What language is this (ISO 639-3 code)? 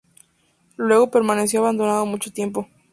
spa